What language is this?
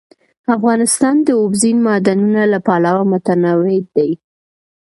Pashto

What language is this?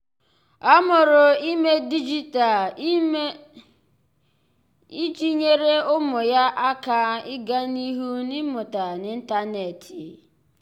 Igbo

